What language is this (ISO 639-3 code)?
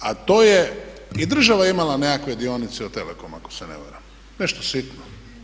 hrv